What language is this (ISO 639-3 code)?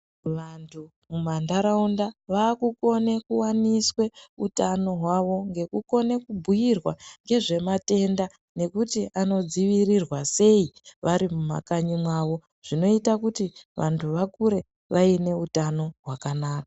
ndc